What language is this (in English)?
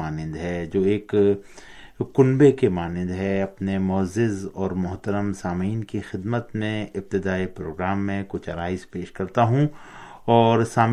Urdu